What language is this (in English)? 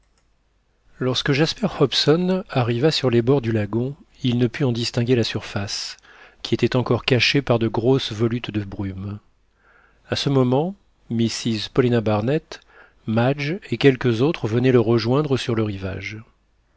French